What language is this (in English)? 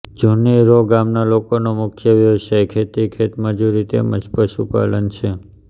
Gujarati